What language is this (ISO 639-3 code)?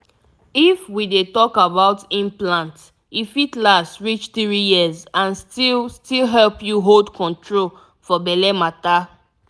pcm